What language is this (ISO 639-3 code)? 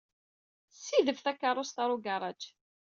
kab